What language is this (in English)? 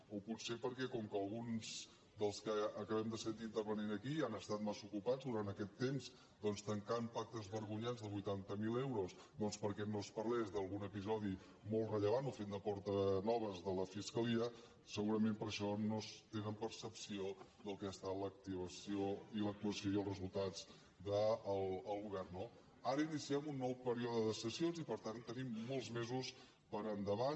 Catalan